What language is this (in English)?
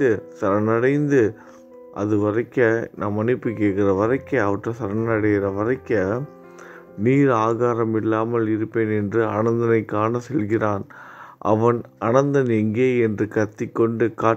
Tamil